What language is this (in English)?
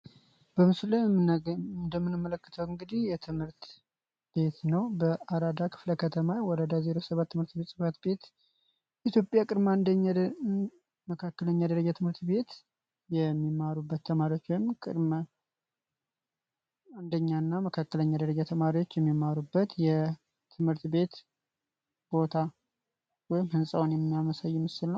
Amharic